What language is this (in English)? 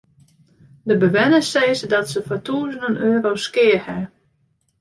Western Frisian